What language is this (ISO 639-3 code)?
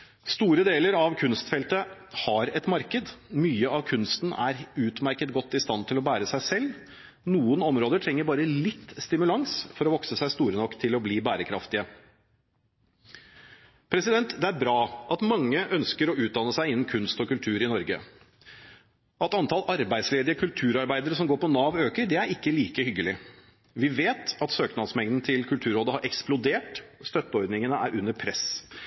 nob